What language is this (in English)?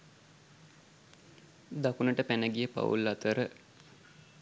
Sinhala